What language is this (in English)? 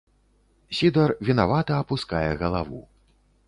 Belarusian